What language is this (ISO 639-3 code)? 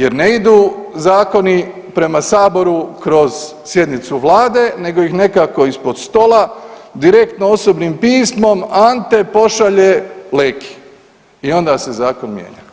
hrv